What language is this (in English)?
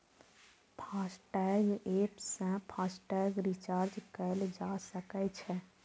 Maithili